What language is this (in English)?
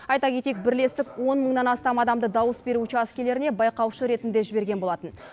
Kazakh